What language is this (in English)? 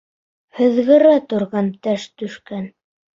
Bashkir